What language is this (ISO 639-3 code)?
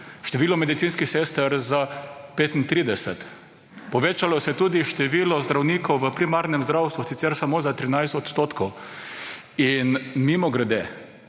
slv